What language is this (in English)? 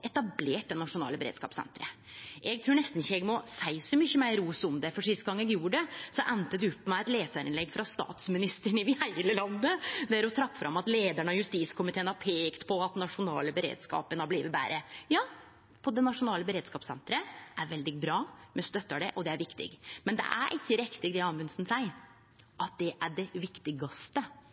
Norwegian Nynorsk